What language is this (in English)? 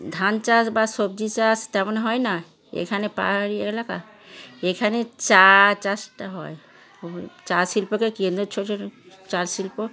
Bangla